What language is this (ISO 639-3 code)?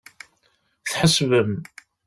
kab